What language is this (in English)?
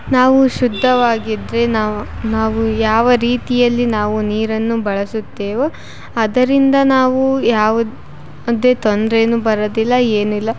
Kannada